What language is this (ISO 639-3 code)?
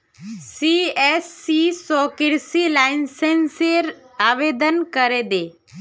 mag